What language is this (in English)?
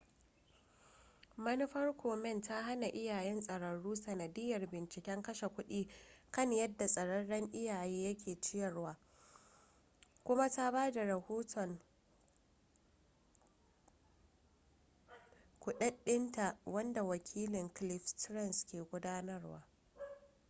Hausa